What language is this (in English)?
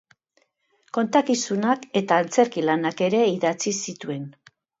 Basque